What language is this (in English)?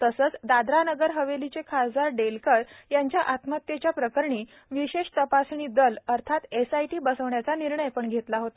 Marathi